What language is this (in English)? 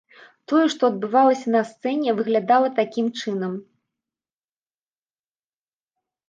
Belarusian